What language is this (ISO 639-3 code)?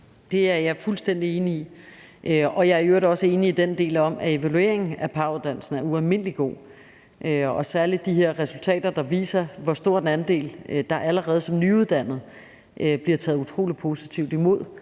dan